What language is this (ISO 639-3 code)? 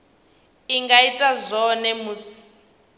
ven